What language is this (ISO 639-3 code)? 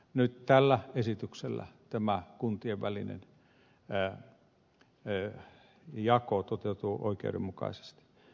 fin